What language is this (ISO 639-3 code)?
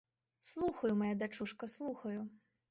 bel